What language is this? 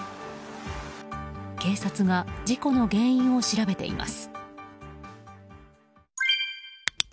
Japanese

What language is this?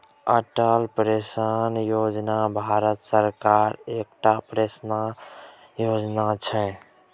Maithili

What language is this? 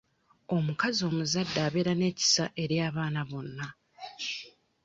Ganda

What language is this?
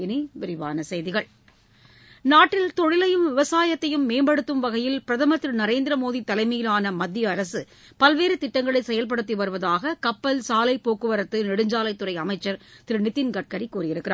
Tamil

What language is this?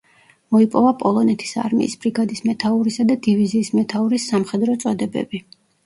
Georgian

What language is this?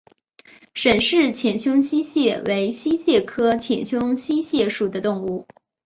Chinese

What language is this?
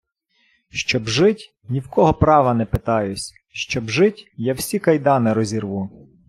Ukrainian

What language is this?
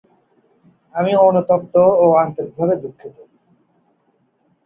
Bangla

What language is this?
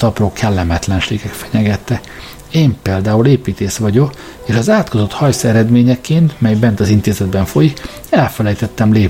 Hungarian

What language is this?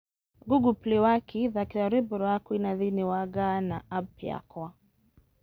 Kikuyu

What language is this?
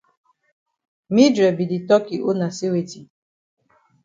Cameroon Pidgin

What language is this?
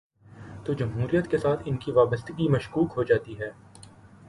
Urdu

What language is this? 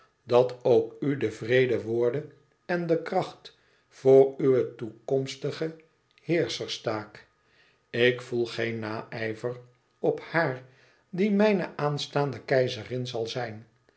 Dutch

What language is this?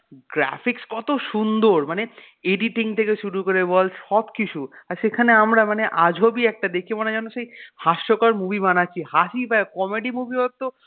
Bangla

